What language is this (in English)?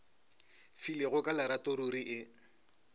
Northern Sotho